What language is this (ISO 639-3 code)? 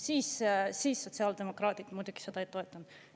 est